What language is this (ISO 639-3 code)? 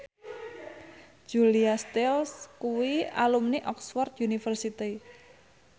jav